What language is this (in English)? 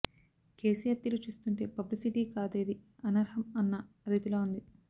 Telugu